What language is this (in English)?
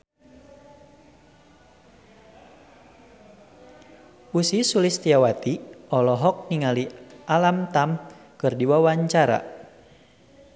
Sundanese